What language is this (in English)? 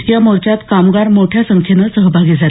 Marathi